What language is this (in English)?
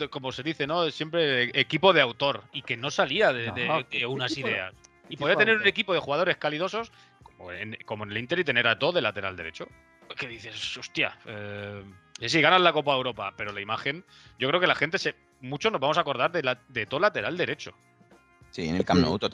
Spanish